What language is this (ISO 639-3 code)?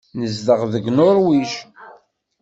kab